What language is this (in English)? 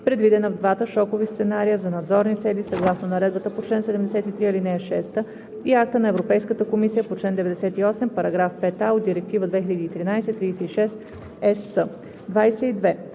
Bulgarian